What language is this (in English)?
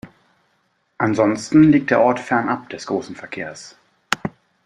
German